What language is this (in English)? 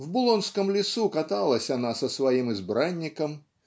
Russian